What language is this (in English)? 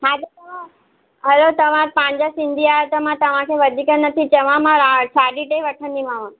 Sindhi